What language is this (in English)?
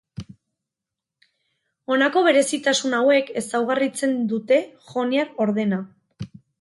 Basque